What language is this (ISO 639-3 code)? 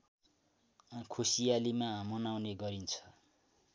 nep